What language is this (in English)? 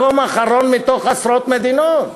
Hebrew